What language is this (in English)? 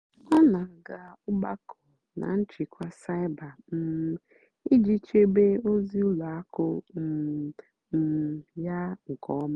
Igbo